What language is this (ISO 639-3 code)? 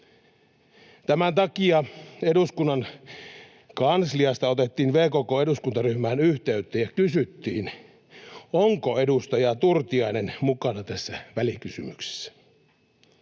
fin